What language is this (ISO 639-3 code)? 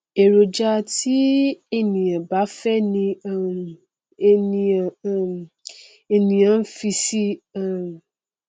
yor